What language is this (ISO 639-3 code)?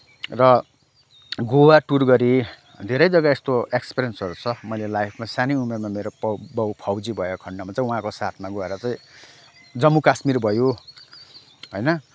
nep